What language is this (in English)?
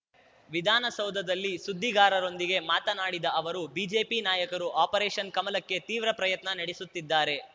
Kannada